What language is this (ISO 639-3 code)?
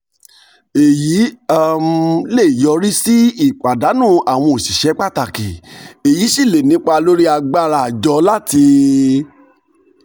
yor